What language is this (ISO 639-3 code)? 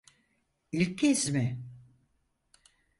tur